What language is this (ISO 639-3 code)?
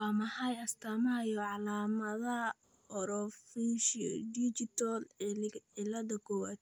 som